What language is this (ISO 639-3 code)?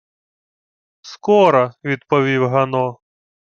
ukr